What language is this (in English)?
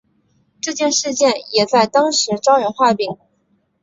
Chinese